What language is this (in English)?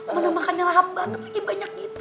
Indonesian